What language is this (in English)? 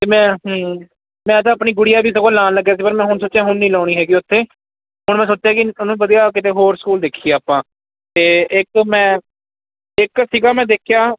Punjabi